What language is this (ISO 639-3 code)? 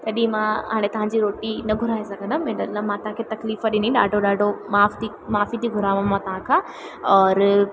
snd